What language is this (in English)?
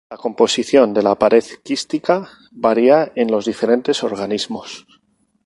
Spanish